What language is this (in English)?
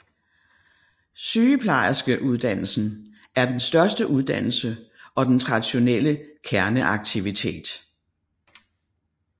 Danish